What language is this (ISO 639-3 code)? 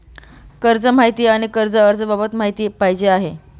mar